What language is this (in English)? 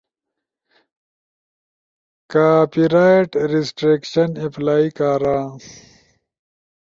Ushojo